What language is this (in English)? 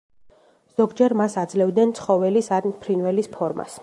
Georgian